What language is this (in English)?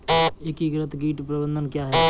Hindi